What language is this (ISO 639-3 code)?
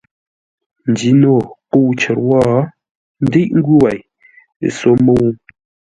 nla